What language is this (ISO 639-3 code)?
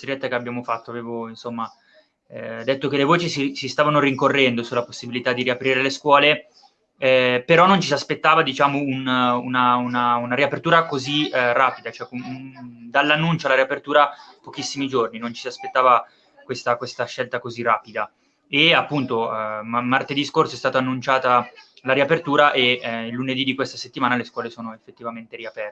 ita